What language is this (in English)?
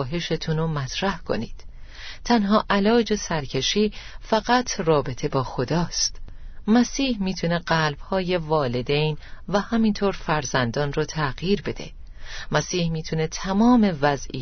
Persian